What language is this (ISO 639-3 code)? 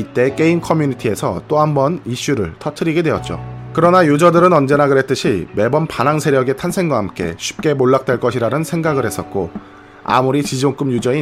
kor